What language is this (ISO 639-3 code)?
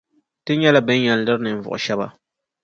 dag